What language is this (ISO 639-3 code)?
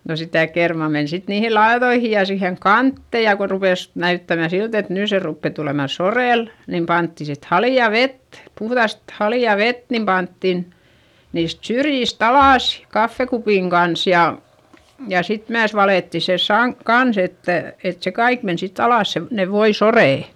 fin